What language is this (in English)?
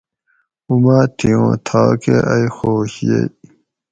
Gawri